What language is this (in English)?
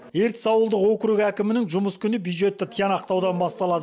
Kazakh